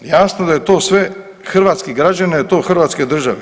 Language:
Croatian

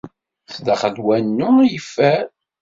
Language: Kabyle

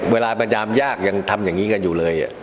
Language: Thai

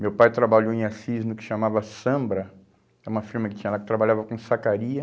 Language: Portuguese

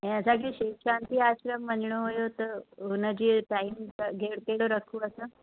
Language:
Sindhi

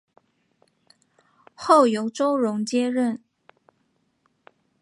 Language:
Chinese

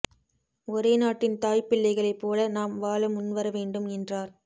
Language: Tamil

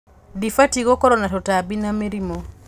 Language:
Kikuyu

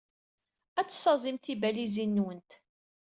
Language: Kabyle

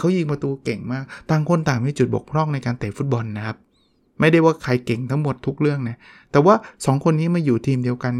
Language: Thai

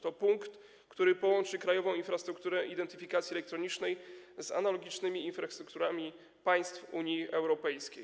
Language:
Polish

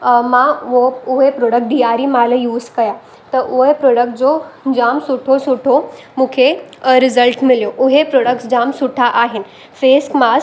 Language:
Sindhi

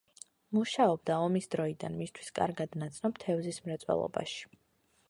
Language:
Georgian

